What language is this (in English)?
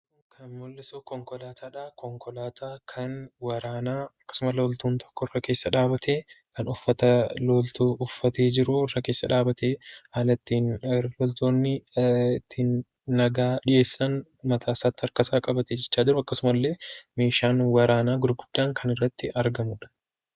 Oromo